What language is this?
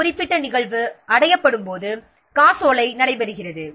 Tamil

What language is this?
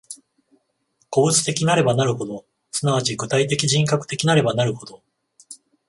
Japanese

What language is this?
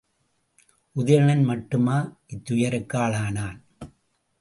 Tamil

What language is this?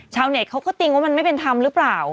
Thai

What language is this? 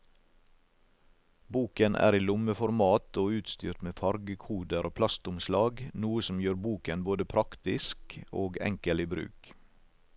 Norwegian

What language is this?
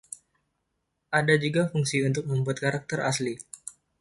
Indonesian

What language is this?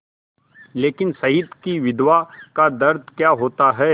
Hindi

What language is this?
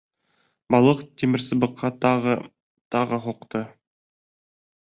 Bashkir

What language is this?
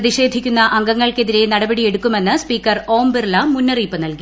Malayalam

